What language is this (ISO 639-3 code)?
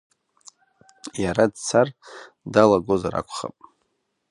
abk